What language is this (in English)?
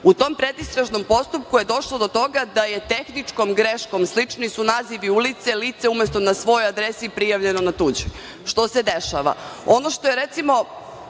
Serbian